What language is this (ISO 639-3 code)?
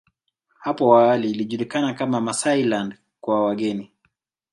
swa